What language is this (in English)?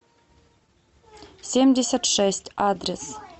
Russian